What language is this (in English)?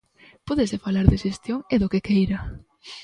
Galician